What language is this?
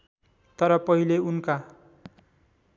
Nepali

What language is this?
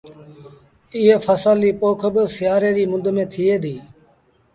Sindhi Bhil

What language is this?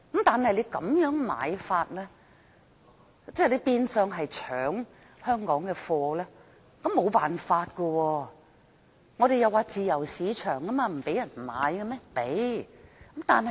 Cantonese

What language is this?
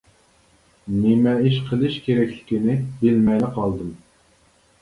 Uyghur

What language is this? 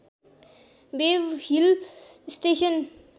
Nepali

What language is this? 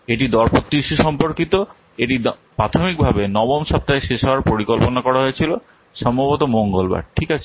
Bangla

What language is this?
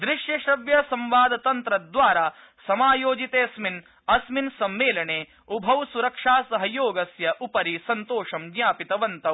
Sanskrit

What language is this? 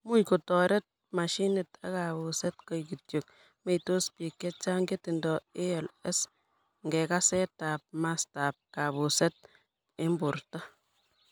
Kalenjin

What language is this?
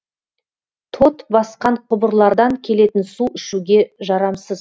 Kazakh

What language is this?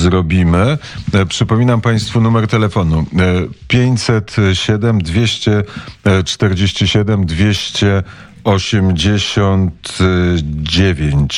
Polish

